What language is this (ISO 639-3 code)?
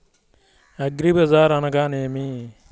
tel